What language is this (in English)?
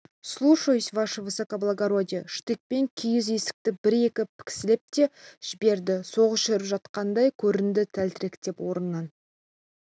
Kazakh